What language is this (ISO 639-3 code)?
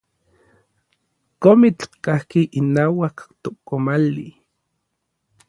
nlv